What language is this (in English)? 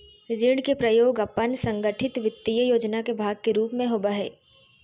Magahi